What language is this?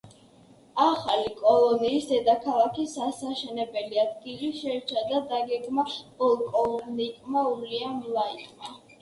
Georgian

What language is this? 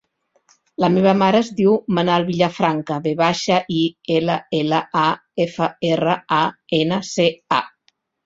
Catalan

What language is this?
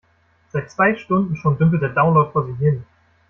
German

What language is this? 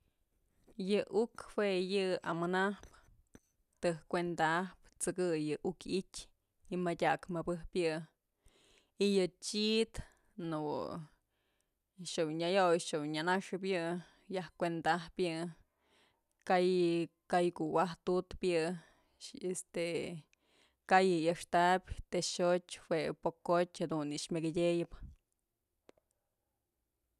Mazatlán Mixe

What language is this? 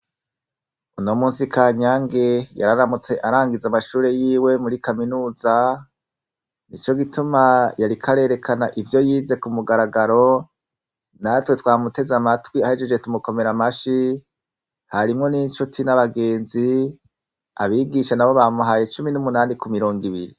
Rundi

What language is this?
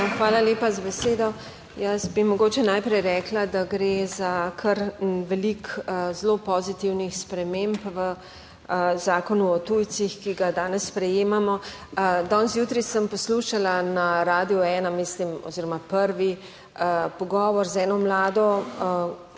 Slovenian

